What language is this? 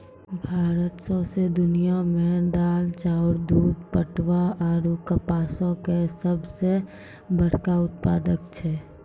Maithili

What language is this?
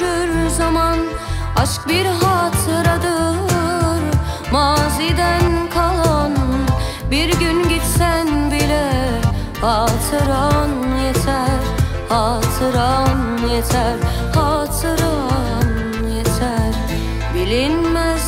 Turkish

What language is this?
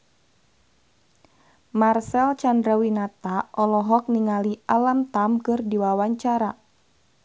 Sundanese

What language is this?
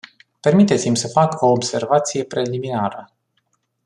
Romanian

